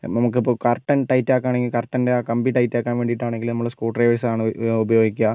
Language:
Malayalam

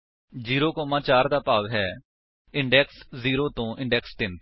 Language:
Punjabi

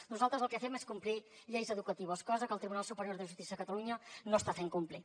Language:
Catalan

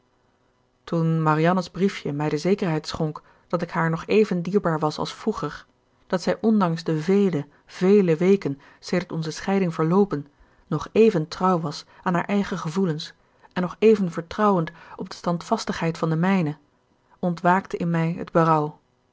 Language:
Dutch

